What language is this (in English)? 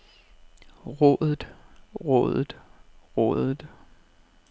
Danish